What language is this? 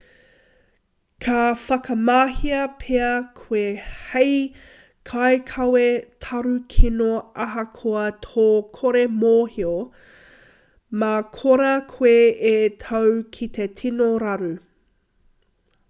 Māori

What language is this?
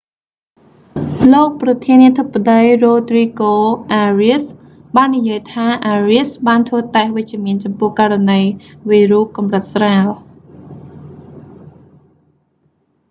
Khmer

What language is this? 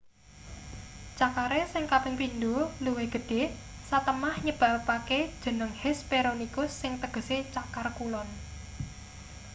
Javanese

